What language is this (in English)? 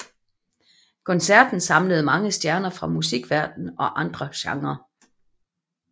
Danish